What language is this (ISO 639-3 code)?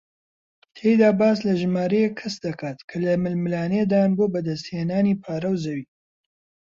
ckb